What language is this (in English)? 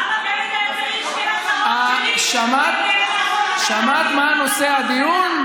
Hebrew